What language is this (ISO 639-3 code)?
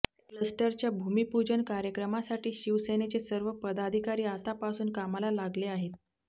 mar